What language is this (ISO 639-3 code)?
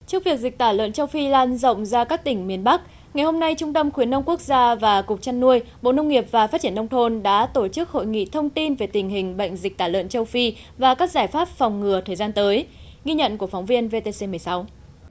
vie